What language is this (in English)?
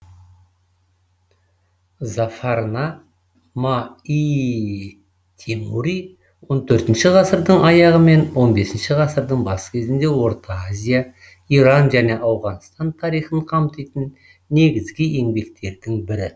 Kazakh